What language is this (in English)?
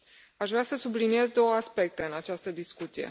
Romanian